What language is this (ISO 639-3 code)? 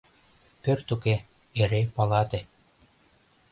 chm